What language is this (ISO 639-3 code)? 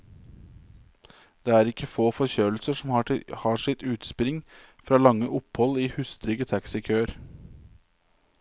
nor